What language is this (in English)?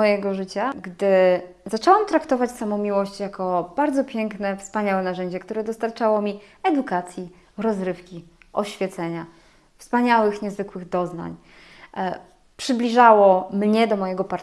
Polish